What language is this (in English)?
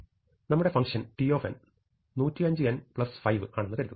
Malayalam